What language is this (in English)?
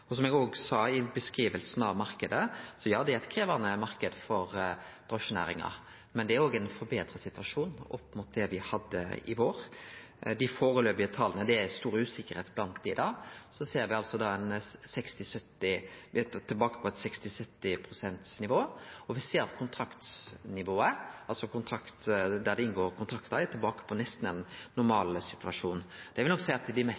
Norwegian Nynorsk